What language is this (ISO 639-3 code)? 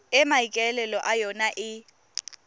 tsn